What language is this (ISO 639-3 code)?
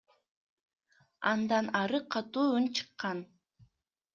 kir